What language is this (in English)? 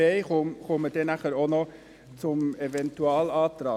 Swiss German